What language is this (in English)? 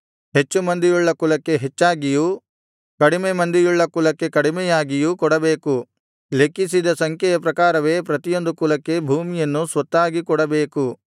Kannada